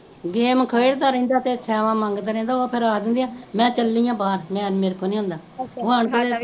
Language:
Punjabi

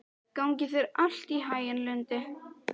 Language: Icelandic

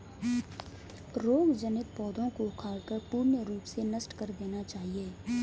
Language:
Hindi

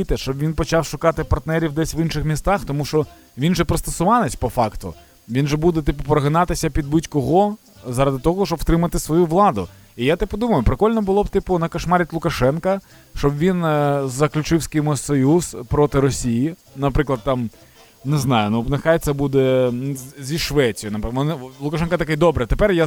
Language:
Ukrainian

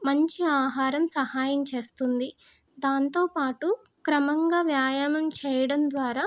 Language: Telugu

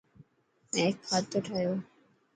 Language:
Dhatki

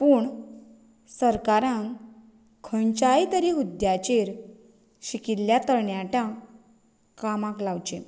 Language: Konkani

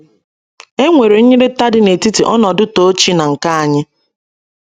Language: Igbo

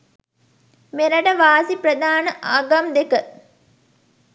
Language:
Sinhala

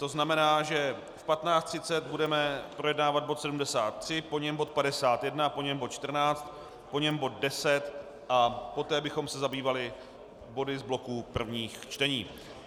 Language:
Czech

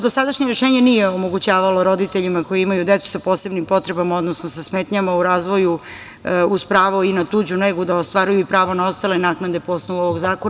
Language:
Serbian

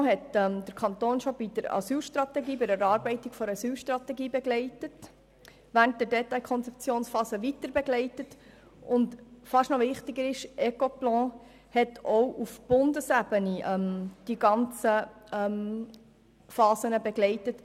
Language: Swiss German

